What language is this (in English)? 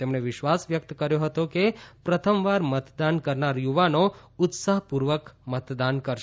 Gujarati